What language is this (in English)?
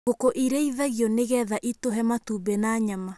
Kikuyu